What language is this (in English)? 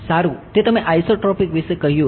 Gujarati